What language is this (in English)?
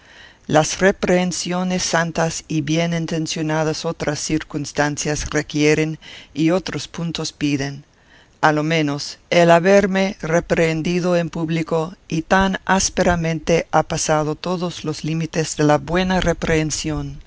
Spanish